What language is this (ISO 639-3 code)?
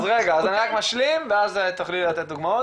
heb